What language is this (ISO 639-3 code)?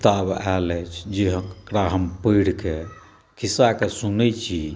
mai